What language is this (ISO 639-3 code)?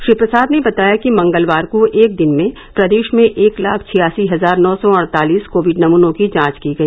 hin